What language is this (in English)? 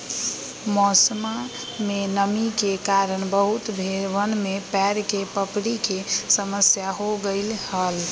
Magahi